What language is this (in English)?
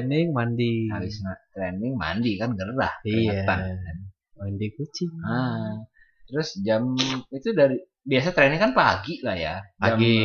Indonesian